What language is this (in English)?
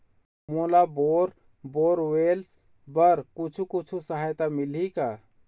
Chhattisgarhi